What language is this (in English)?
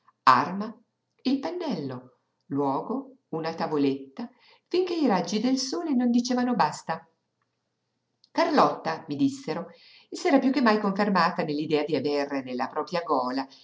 Italian